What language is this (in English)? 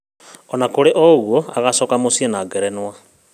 Kikuyu